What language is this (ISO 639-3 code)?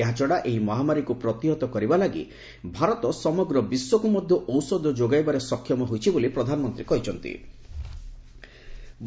ori